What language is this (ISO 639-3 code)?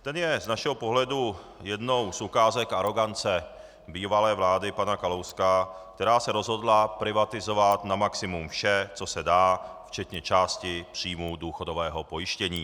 ces